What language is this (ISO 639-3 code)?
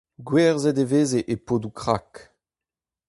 bre